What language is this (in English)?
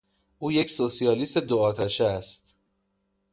Persian